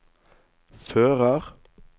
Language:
Norwegian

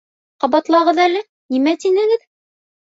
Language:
Bashkir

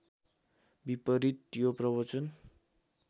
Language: Nepali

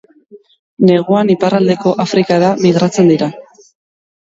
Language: Basque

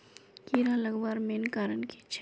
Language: Magahi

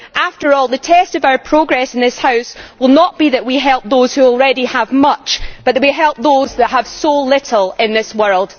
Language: English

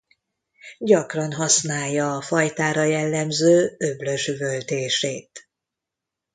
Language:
Hungarian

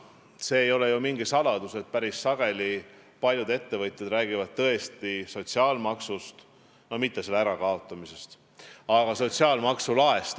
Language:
Estonian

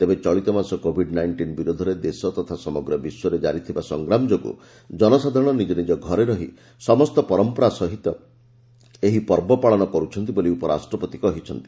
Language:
Odia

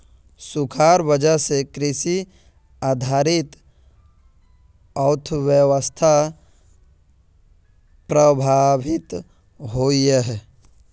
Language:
Magahi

